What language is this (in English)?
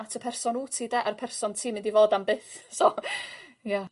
Welsh